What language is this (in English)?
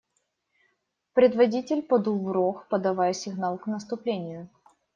Russian